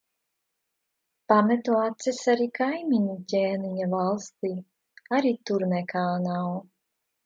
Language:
Latvian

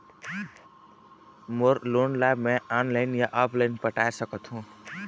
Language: Chhattisgarhi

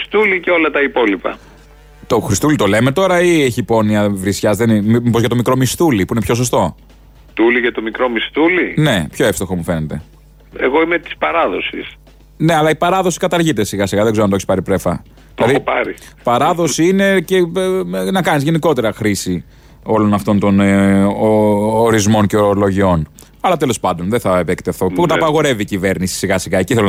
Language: Greek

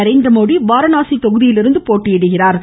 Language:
Tamil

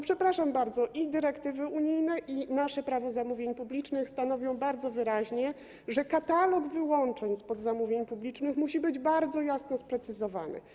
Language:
Polish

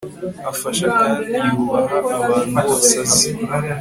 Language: Kinyarwanda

